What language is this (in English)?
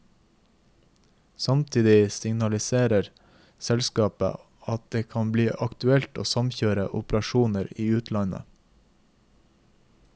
Norwegian